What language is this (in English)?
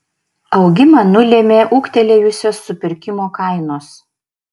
Lithuanian